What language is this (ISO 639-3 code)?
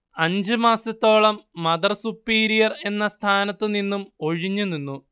mal